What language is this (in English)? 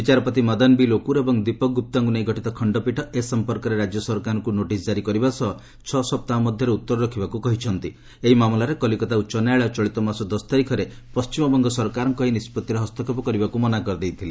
Odia